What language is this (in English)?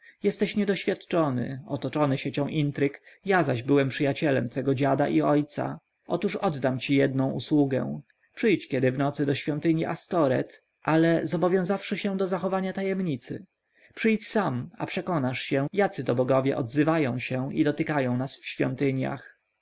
Polish